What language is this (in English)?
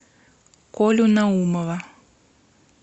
Russian